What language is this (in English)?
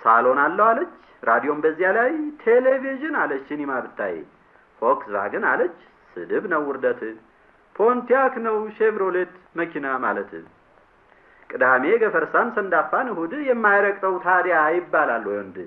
Amharic